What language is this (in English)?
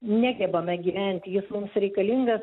Lithuanian